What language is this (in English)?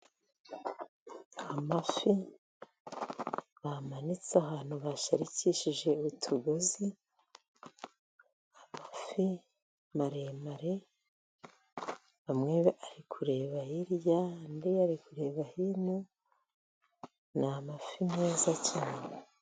Kinyarwanda